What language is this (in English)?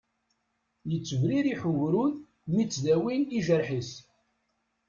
Kabyle